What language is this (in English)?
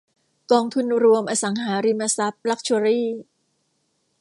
Thai